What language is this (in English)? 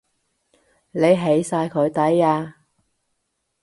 Cantonese